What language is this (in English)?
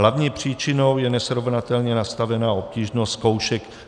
Czech